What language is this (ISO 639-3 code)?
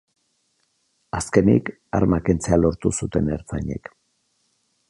eus